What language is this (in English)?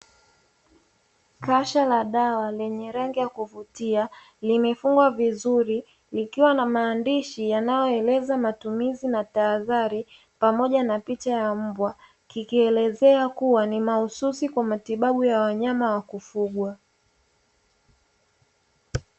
Swahili